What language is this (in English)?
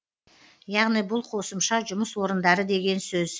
Kazakh